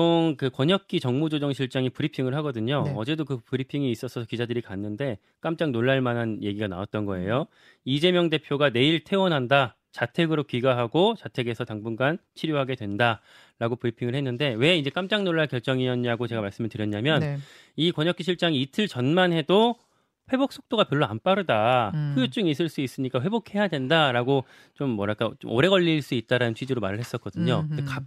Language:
Korean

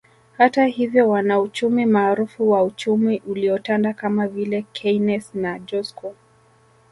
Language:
Swahili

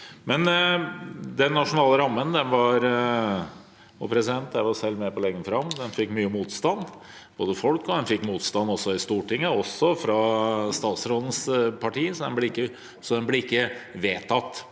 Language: Norwegian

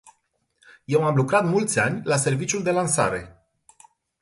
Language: Romanian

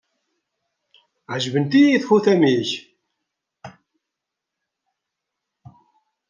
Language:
Kabyle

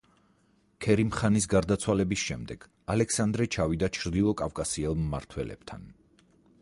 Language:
Georgian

